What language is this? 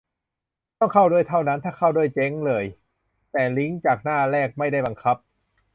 Thai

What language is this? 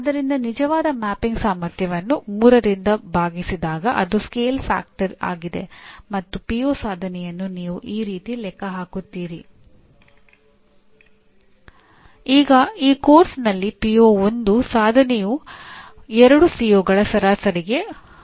Kannada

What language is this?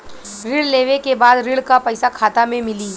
Bhojpuri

